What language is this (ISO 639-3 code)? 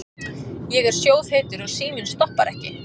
isl